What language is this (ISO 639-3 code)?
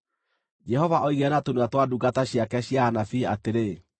kik